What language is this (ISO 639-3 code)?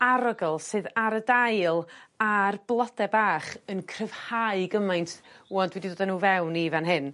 cym